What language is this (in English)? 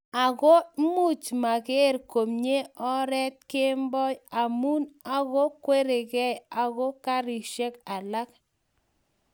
Kalenjin